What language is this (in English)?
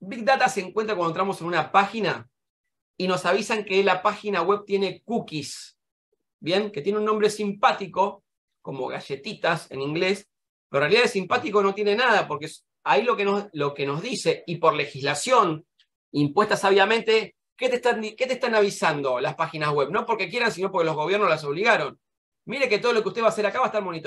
Spanish